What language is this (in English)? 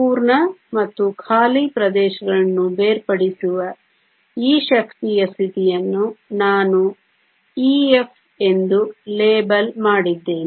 Kannada